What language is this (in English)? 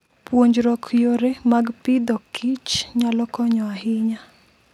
Luo (Kenya and Tanzania)